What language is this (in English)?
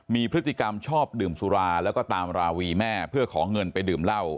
Thai